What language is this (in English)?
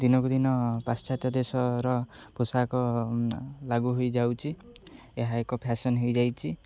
Odia